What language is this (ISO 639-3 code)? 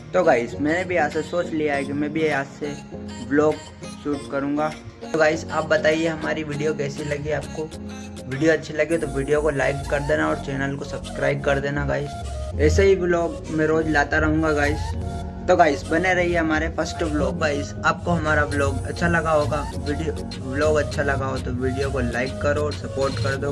hin